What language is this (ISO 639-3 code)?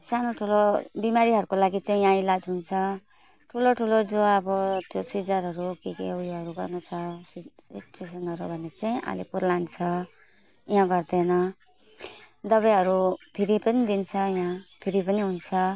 nep